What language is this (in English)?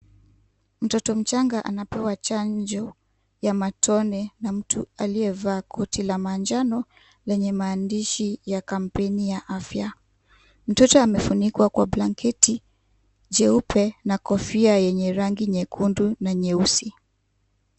Swahili